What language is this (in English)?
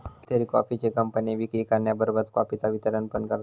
Marathi